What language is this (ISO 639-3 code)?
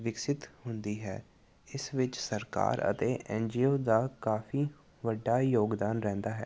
pan